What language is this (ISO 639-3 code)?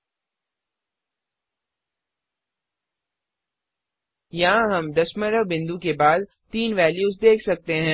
hin